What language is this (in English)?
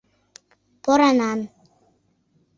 Mari